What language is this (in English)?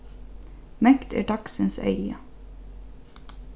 Faroese